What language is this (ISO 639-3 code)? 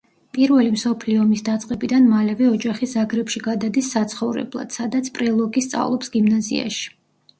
kat